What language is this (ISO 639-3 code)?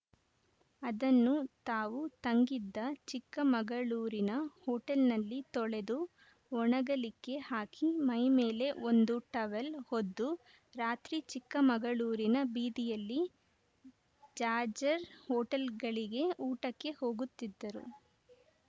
kan